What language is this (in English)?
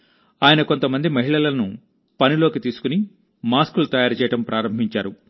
Telugu